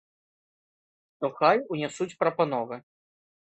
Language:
Belarusian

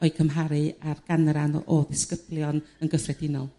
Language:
Welsh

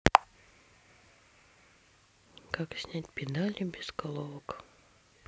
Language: Russian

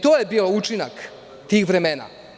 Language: Serbian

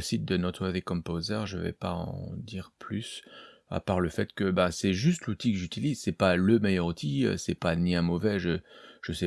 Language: French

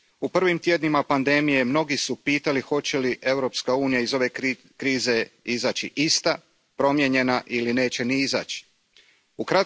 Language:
Croatian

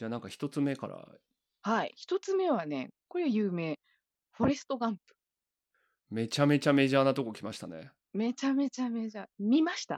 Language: Japanese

